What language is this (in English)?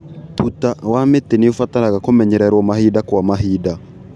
Kikuyu